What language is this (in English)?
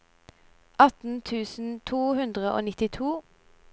Norwegian